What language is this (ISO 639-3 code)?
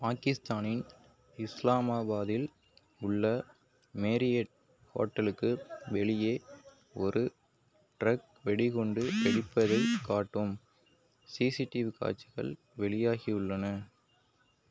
tam